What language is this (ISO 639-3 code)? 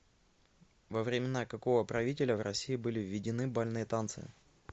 rus